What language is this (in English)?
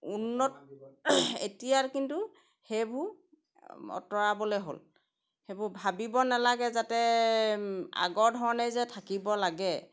Assamese